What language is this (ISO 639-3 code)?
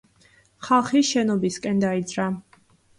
kat